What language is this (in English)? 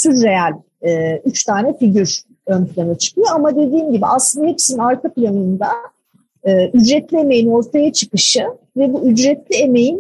Turkish